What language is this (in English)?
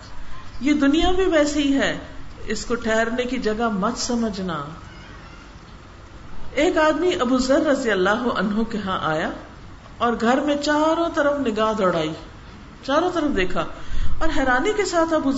Urdu